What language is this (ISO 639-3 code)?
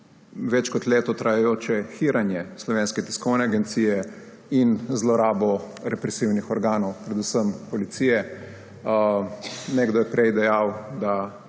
slv